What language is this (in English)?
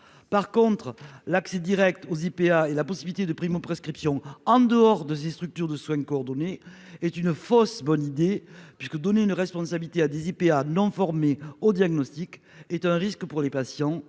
French